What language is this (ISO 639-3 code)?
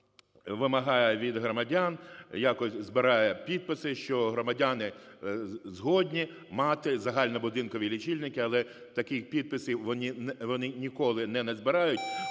ukr